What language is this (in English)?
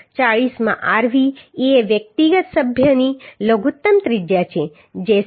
Gujarati